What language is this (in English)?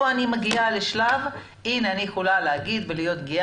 Hebrew